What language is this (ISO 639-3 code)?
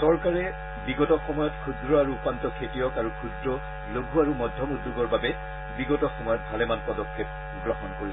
asm